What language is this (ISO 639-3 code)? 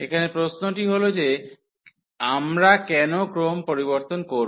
ben